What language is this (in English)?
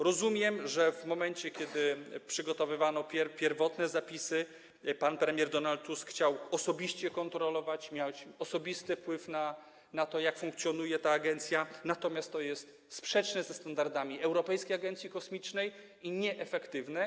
Polish